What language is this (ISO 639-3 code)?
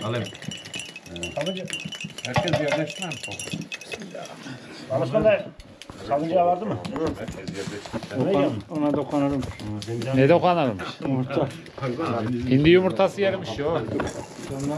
tur